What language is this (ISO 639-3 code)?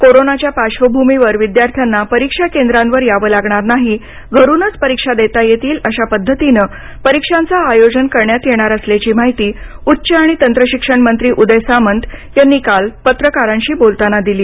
mar